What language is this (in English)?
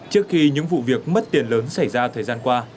Vietnamese